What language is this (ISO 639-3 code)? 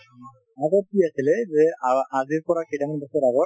asm